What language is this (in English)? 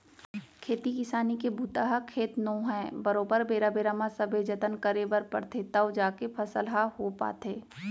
Chhattisgarhi